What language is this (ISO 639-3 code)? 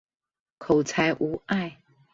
zho